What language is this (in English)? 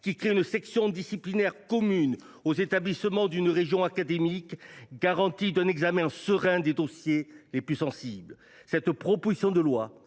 French